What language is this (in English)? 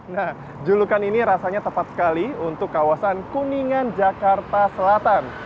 Indonesian